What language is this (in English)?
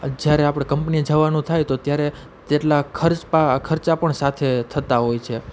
Gujarati